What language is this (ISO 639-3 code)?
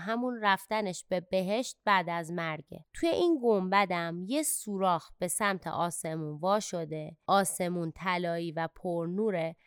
fas